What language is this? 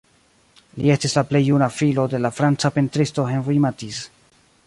Esperanto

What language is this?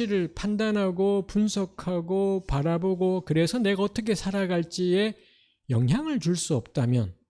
Korean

